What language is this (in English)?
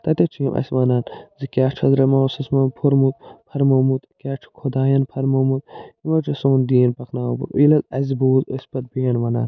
Kashmiri